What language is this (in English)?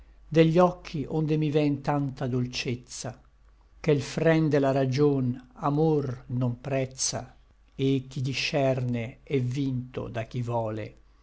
Italian